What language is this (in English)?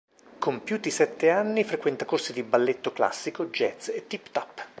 Italian